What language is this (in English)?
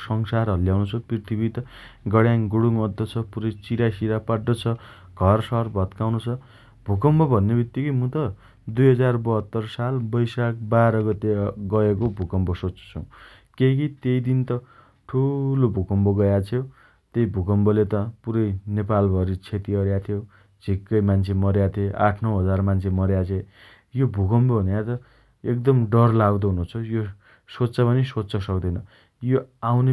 Dotyali